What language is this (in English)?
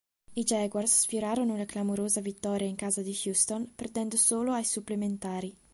Italian